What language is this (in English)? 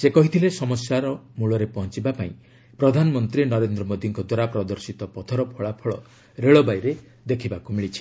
Odia